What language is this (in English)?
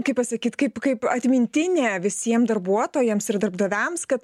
Lithuanian